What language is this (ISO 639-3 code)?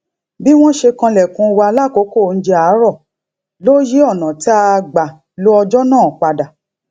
yor